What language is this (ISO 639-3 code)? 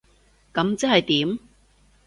yue